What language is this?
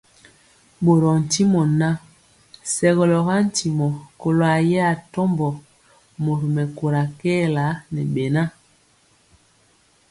Mpiemo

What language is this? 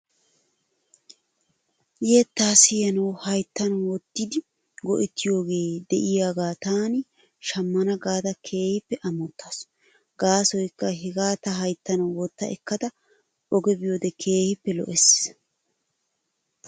Wolaytta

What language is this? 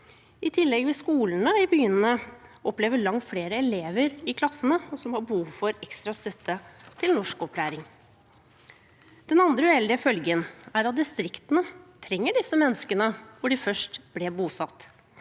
Norwegian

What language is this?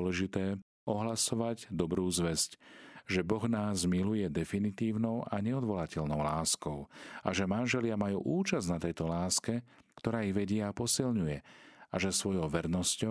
Slovak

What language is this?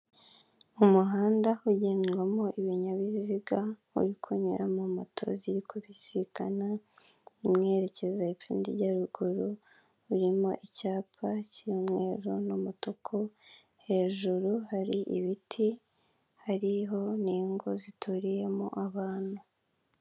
Kinyarwanda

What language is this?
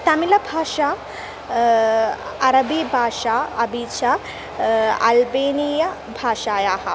Sanskrit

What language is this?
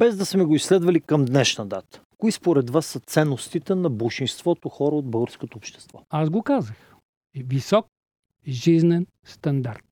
Bulgarian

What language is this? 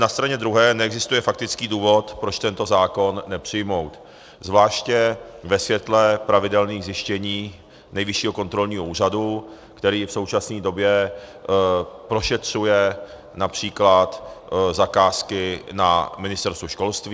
Czech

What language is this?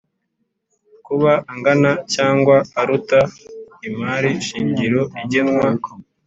Kinyarwanda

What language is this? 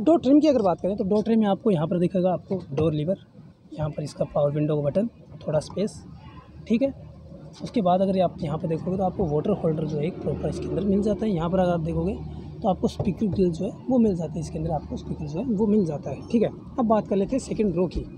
Hindi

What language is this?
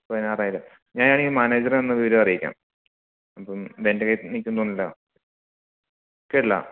Malayalam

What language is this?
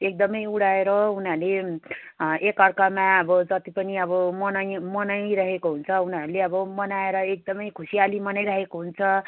Nepali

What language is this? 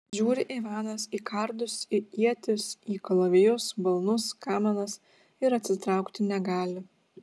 Lithuanian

